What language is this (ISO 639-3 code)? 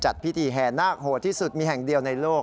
tha